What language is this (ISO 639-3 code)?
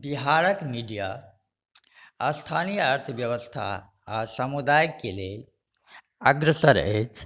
mai